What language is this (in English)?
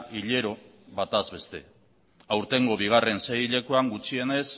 Basque